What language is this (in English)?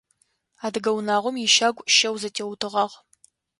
Adyghe